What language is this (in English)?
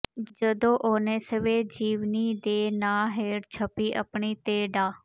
Punjabi